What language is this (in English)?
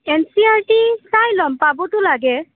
Assamese